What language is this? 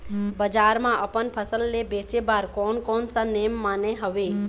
Chhattisgarhi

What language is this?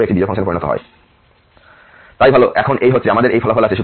Bangla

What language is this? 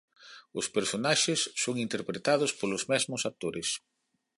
Galician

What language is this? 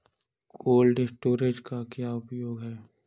Hindi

